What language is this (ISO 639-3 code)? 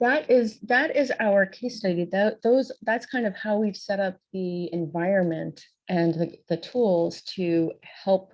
eng